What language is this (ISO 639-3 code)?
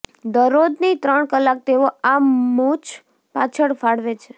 guj